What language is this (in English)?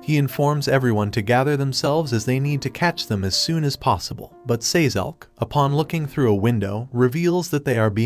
English